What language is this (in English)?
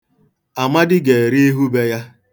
Igbo